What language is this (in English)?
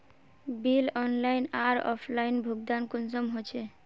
Magahi